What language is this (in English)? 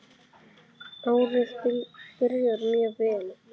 Icelandic